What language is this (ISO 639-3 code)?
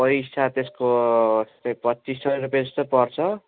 nep